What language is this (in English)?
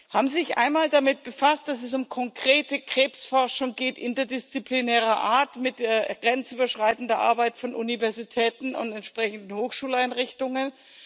German